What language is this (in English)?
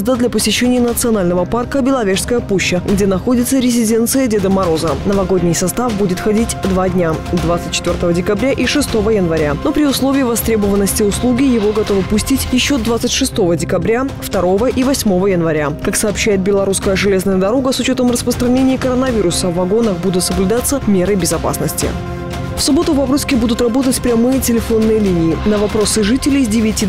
Russian